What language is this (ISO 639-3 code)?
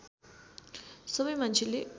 nep